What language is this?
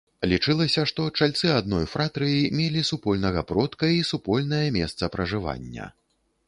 Belarusian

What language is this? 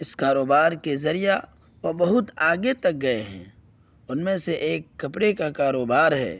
Urdu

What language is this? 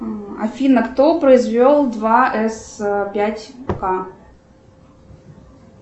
Russian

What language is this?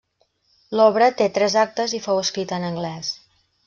Catalan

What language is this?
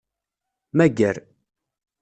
Kabyle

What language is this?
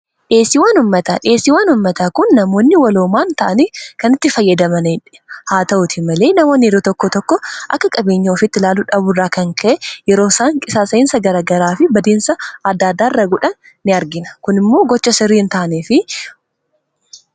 Oromo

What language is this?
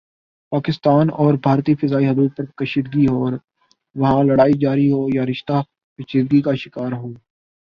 Urdu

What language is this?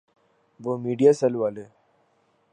Urdu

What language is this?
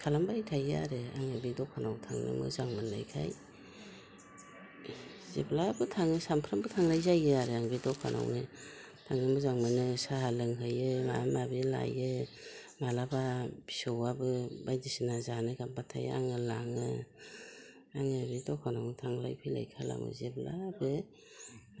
Bodo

